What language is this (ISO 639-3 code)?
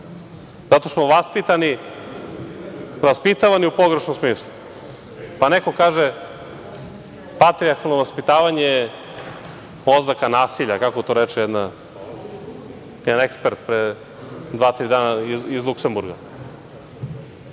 srp